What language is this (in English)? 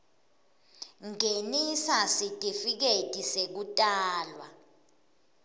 Swati